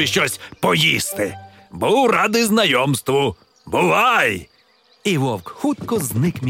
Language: Ukrainian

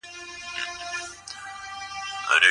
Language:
Pashto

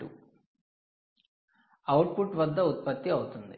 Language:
Telugu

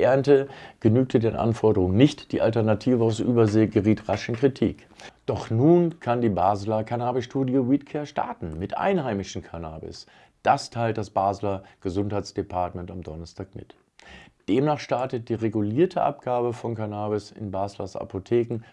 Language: German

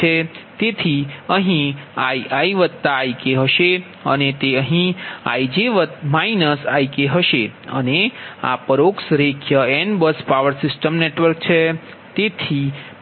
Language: Gujarati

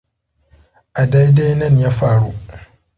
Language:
Hausa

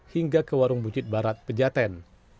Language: Indonesian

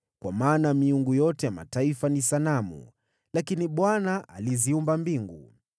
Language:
Swahili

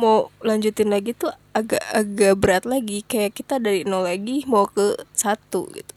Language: Indonesian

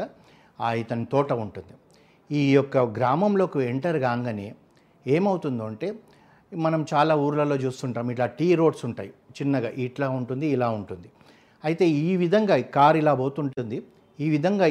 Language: Telugu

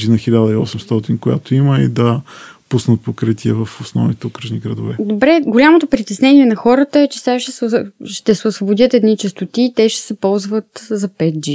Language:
Bulgarian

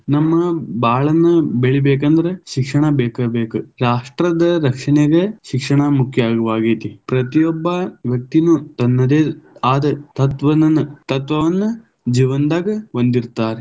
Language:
Kannada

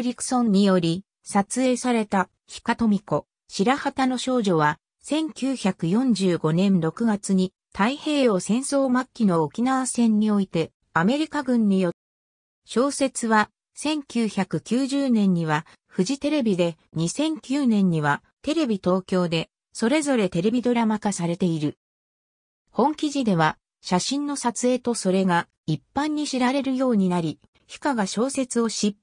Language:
Japanese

